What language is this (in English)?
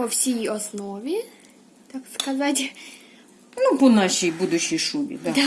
Ukrainian